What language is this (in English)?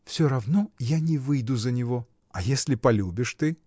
Russian